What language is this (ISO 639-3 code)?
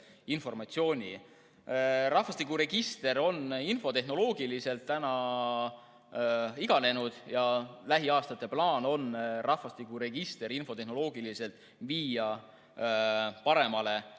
est